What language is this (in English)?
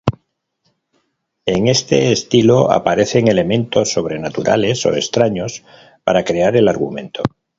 Spanish